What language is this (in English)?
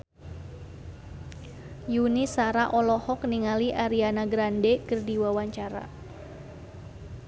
Sundanese